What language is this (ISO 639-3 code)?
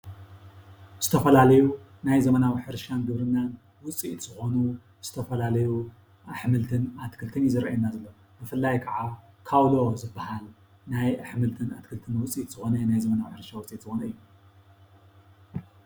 tir